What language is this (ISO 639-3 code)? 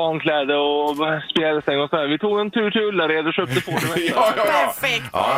swe